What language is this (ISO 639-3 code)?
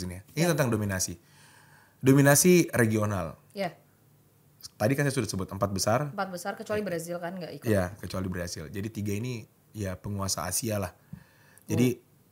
ind